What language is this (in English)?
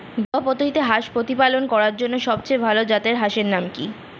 Bangla